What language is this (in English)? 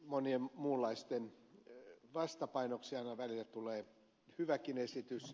Finnish